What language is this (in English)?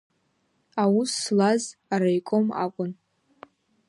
Abkhazian